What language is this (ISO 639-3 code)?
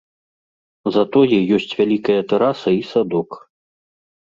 bel